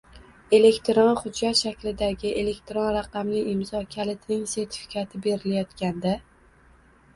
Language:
Uzbek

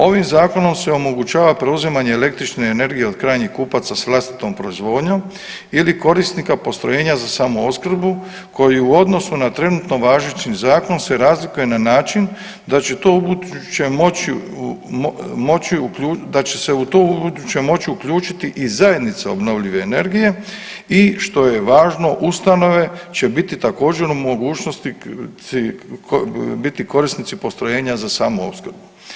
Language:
Croatian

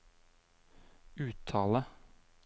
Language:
Norwegian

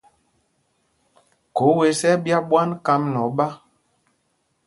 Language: Mpumpong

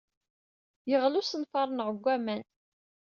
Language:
Kabyle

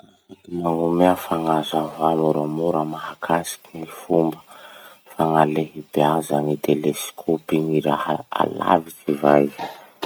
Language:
Masikoro Malagasy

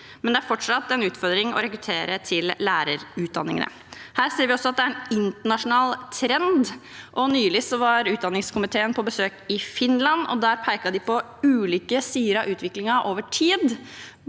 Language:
Norwegian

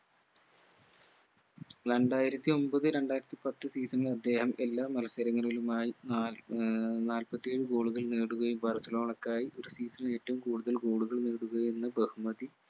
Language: Malayalam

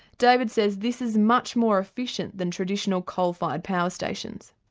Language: English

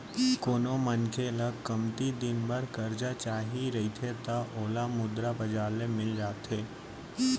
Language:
Chhattisgarhi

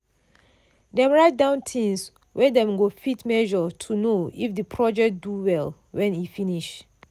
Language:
Nigerian Pidgin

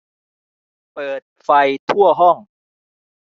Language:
Thai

